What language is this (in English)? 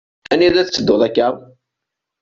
Kabyle